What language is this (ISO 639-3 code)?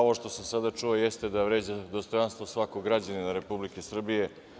srp